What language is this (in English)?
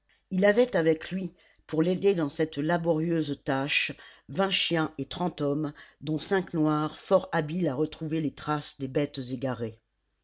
French